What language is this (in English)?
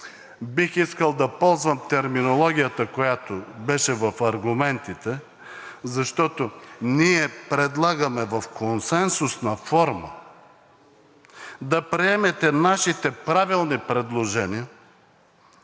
Bulgarian